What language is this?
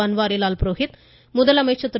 Tamil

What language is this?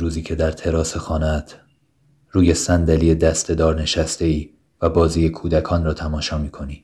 Persian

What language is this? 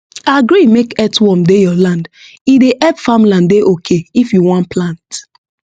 Nigerian Pidgin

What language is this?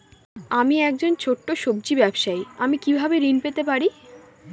Bangla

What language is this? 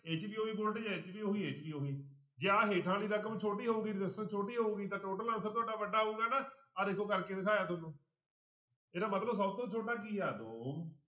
Punjabi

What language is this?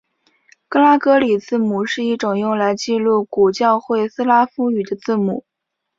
Chinese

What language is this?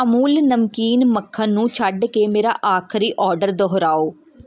Punjabi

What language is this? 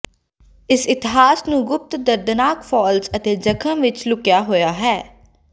Punjabi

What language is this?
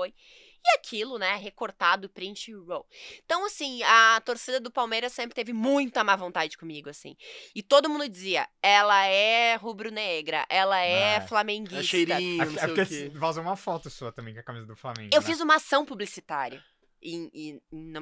Portuguese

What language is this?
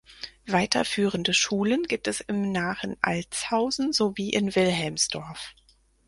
German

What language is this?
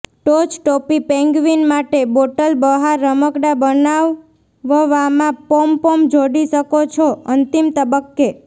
Gujarati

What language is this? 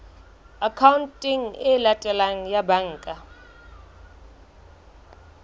Southern Sotho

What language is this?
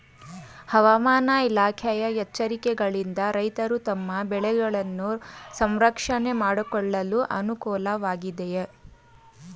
Kannada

